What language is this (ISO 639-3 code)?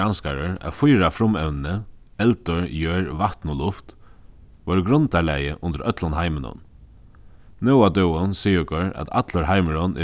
fao